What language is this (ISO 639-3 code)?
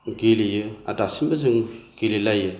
brx